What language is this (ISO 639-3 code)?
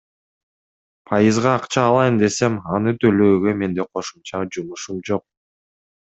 kir